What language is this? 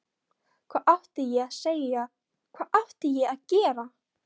Icelandic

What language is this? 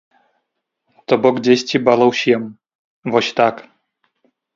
Belarusian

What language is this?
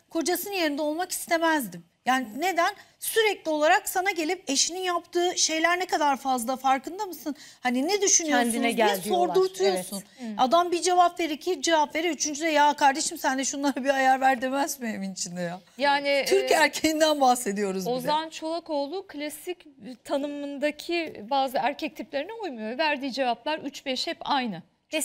Turkish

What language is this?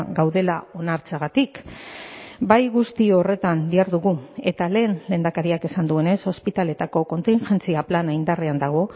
Basque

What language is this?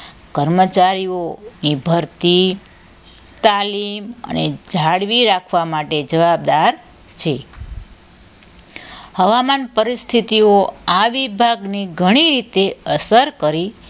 Gujarati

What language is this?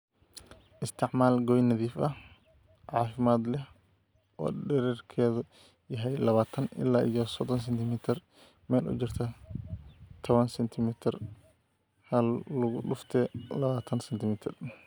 Somali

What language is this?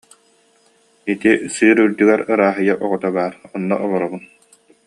Yakut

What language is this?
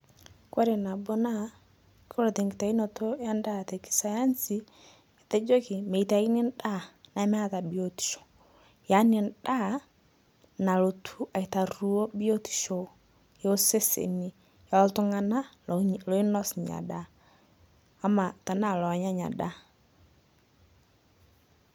Masai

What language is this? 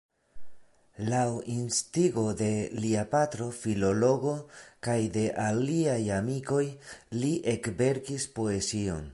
Esperanto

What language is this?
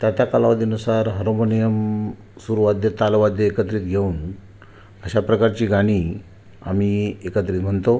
Marathi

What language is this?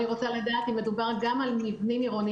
Hebrew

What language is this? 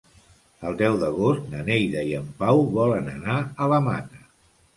Catalan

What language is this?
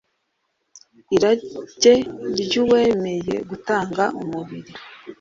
Kinyarwanda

